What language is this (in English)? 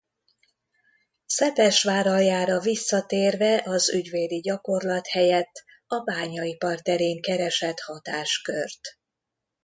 Hungarian